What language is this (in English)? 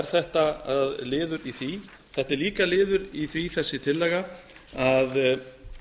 Icelandic